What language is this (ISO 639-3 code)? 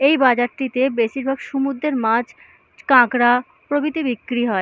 ben